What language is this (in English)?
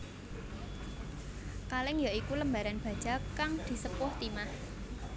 Javanese